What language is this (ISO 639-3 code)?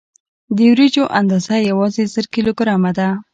pus